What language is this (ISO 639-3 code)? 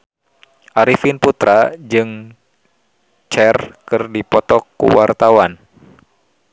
sun